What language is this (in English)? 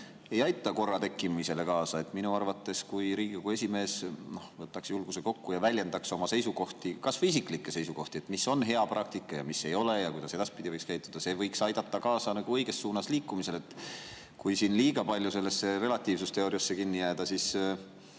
Estonian